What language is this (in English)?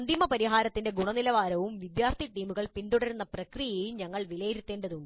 Malayalam